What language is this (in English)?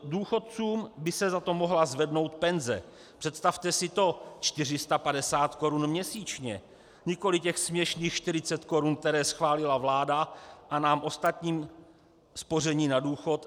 Czech